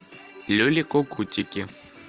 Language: Russian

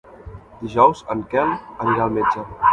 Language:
Catalan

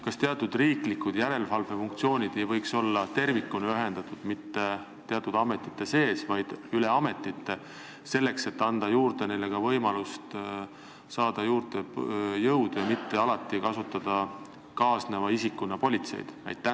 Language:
Estonian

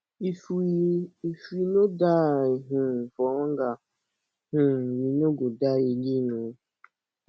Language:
Nigerian Pidgin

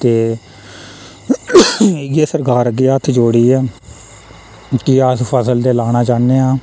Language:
Dogri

